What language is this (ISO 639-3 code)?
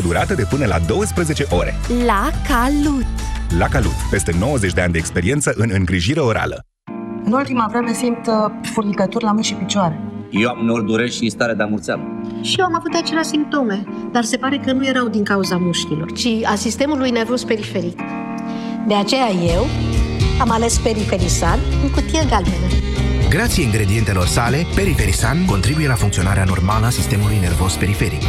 ron